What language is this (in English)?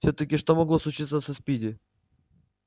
Russian